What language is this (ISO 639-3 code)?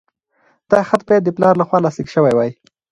pus